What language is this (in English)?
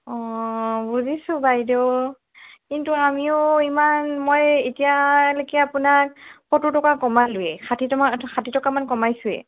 Assamese